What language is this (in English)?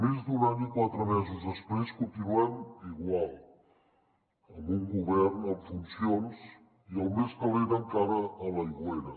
Catalan